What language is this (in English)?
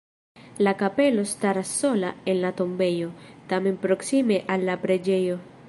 Esperanto